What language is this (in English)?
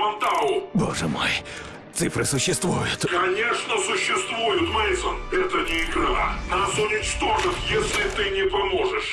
Russian